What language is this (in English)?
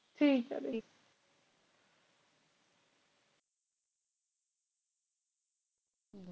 Punjabi